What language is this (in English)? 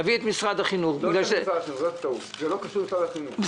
Hebrew